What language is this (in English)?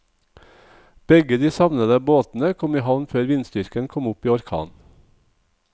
Norwegian